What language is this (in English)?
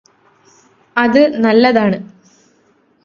Malayalam